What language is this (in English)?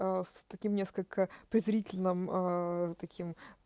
Russian